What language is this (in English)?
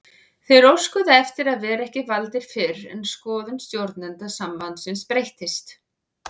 Icelandic